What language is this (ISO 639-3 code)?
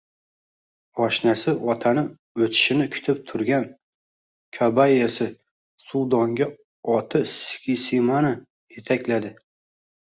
uzb